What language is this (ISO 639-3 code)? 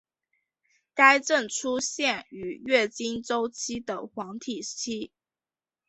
zho